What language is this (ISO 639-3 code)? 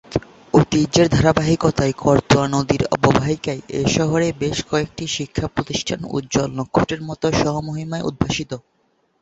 ben